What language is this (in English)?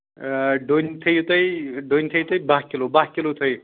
Kashmiri